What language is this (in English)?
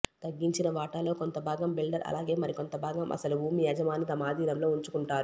Telugu